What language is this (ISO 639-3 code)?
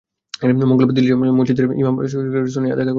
ben